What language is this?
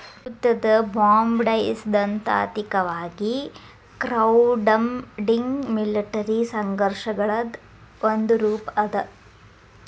Kannada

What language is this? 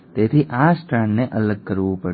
Gujarati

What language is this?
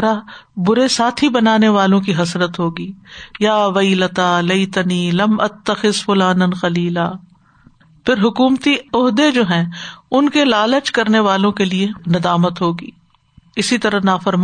Urdu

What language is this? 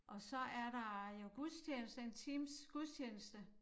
Danish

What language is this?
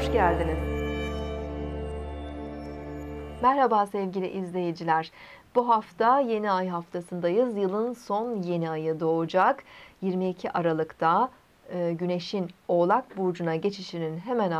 Turkish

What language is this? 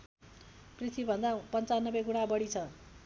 Nepali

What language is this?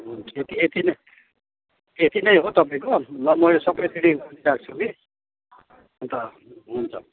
Nepali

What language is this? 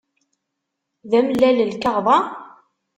Kabyle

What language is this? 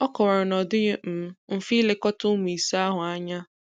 Igbo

